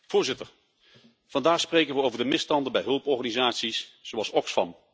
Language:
Dutch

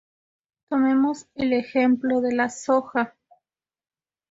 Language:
Spanish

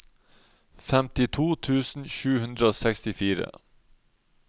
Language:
Norwegian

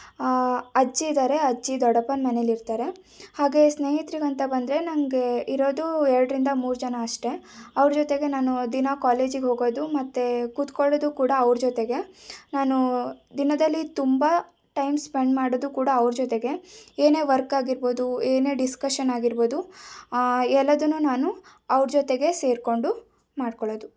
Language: Kannada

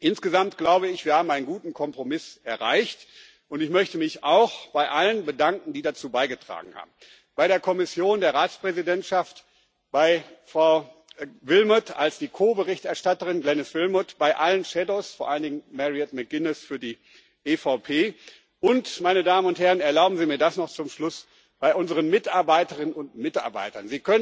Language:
German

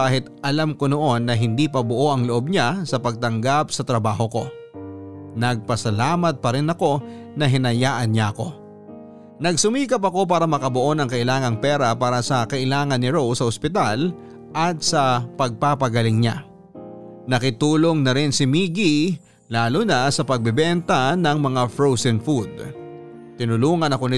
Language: Filipino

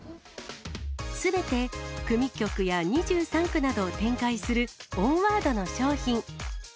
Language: Japanese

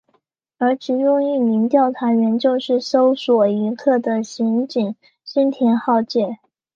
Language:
Chinese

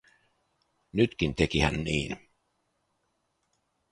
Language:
Finnish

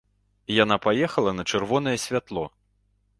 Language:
Belarusian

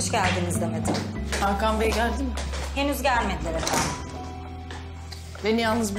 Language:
Turkish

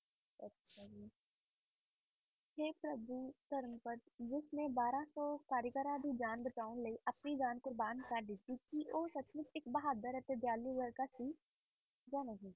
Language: Punjabi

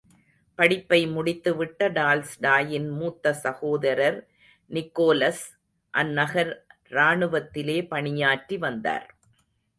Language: Tamil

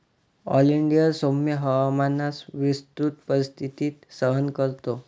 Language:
Marathi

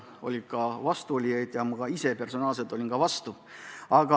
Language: Estonian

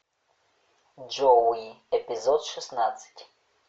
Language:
Russian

